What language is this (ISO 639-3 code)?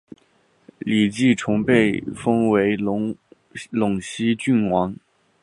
zho